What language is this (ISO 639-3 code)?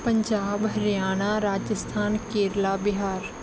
pan